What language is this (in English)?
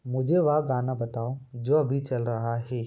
Hindi